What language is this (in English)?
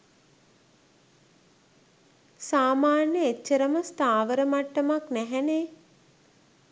Sinhala